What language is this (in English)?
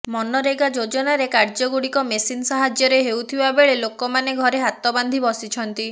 Odia